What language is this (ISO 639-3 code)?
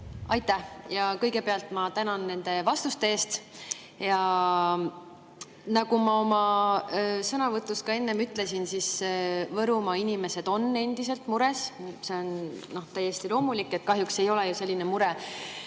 est